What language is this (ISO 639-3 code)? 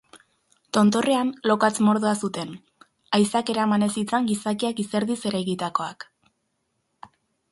eus